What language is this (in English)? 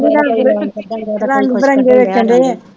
Punjabi